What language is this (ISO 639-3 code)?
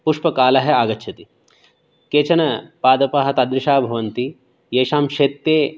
san